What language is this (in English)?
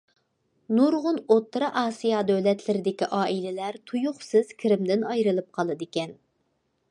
Uyghur